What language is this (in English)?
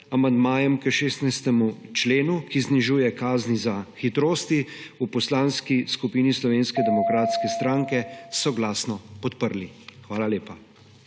Slovenian